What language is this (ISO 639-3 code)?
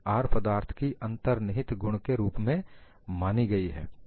hin